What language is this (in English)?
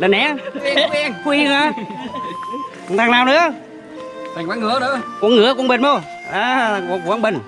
Vietnamese